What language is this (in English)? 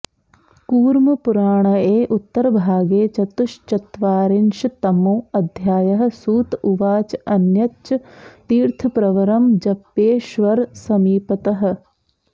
Sanskrit